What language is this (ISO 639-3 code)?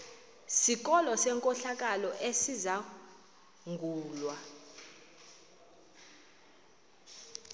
xho